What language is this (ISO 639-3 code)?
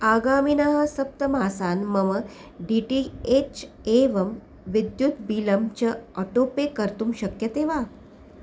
san